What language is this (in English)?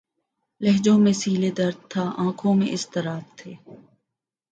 Urdu